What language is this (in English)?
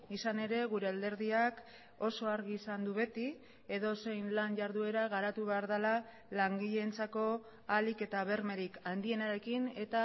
Basque